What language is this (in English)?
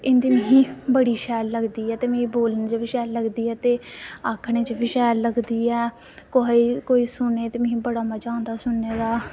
Dogri